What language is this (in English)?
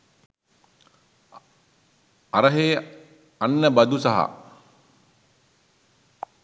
Sinhala